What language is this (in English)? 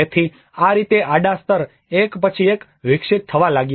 Gujarati